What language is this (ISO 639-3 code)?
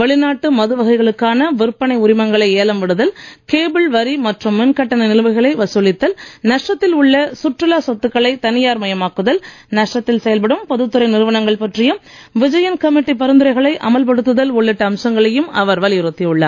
tam